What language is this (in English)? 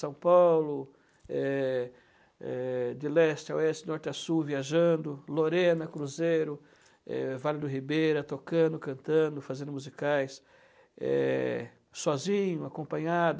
Portuguese